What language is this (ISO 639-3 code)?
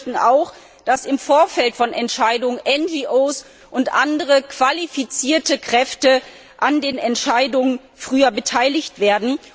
deu